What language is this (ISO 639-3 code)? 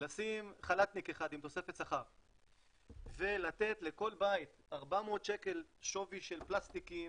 heb